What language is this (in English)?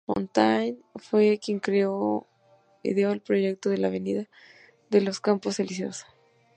Spanish